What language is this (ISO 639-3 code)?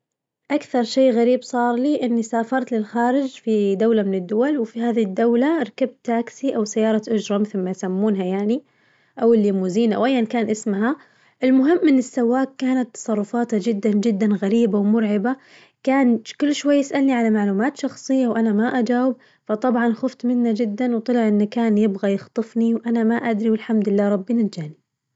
ars